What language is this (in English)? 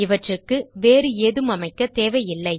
Tamil